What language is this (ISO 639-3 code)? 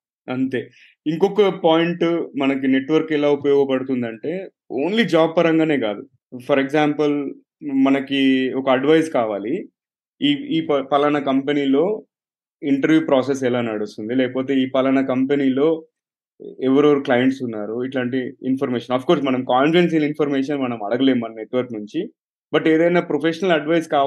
tel